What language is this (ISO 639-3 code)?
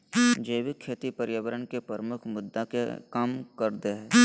mag